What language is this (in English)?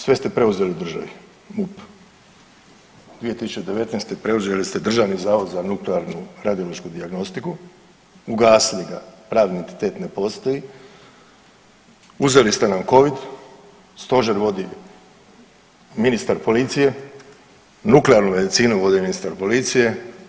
Croatian